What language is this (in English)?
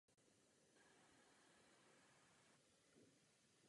Czech